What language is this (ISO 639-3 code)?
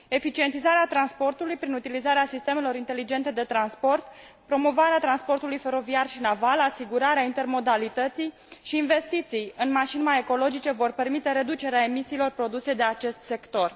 ron